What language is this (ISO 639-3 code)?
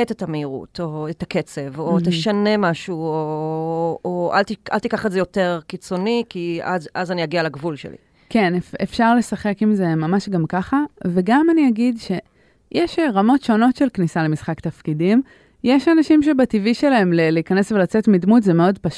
heb